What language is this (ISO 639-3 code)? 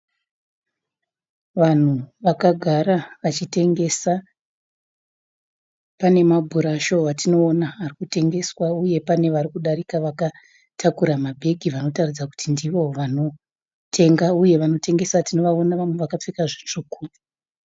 sna